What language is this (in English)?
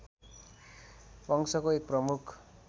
Nepali